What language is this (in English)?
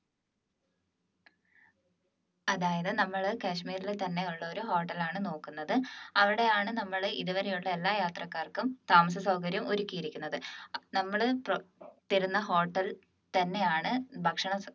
Malayalam